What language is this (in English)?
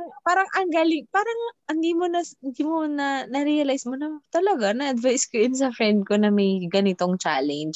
Filipino